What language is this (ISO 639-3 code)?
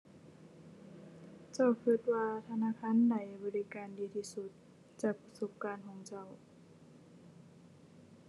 tha